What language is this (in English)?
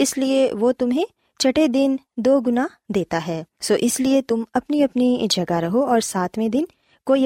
Urdu